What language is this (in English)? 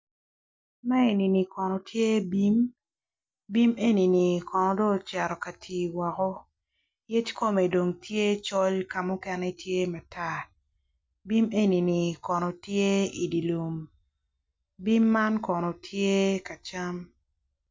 Acoli